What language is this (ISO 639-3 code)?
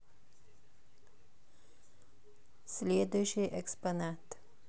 rus